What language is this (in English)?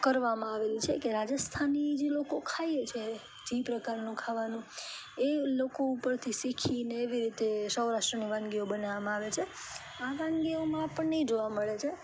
Gujarati